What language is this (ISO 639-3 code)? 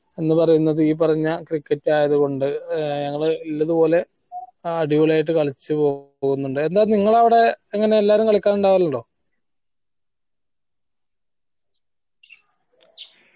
mal